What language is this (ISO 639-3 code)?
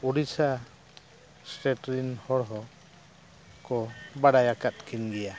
sat